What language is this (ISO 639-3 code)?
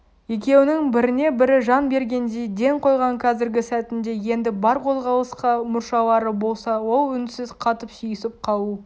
kaz